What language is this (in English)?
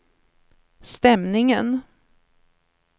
Swedish